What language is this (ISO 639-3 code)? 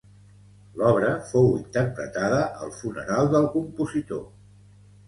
cat